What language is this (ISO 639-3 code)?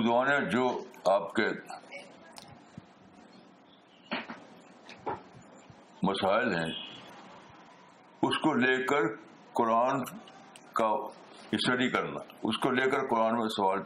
urd